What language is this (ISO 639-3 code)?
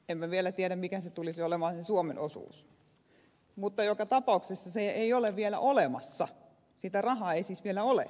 fin